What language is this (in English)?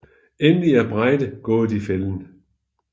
Danish